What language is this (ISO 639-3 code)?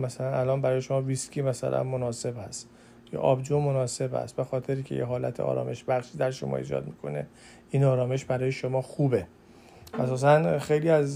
fas